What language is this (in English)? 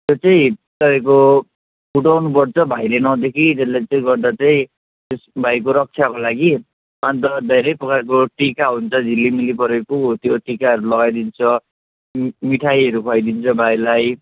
Nepali